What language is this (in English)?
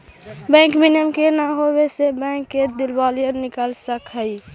Magahi